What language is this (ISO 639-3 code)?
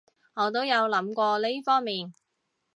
yue